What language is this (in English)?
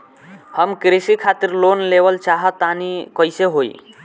Bhojpuri